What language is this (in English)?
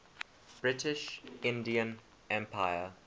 English